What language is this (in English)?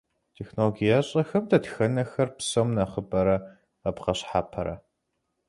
Kabardian